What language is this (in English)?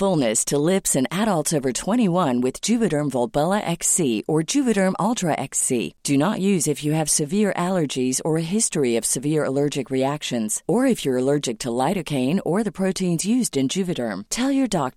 Filipino